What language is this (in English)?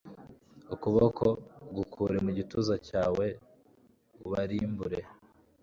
Kinyarwanda